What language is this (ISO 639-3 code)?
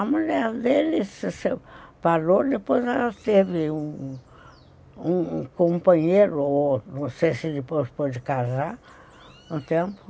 por